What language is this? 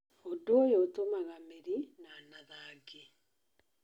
Kikuyu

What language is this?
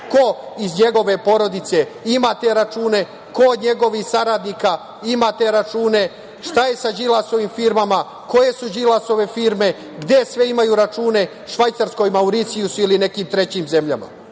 Serbian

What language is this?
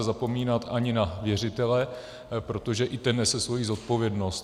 Czech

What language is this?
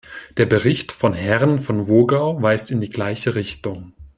German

